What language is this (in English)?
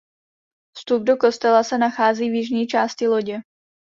Czech